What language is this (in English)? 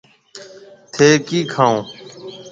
Marwari (Pakistan)